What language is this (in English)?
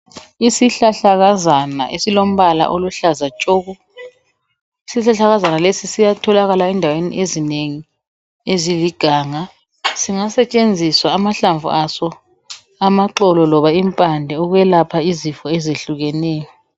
North Ndebele